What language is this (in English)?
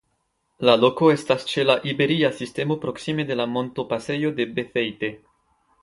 Esperanto